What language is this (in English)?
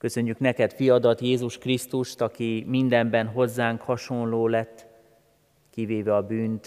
Hungarian